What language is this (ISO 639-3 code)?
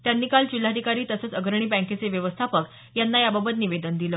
mar